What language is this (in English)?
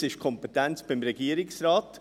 Swiss German